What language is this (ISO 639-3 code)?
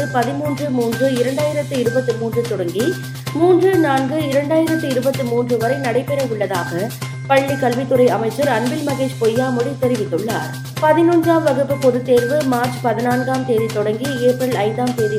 tam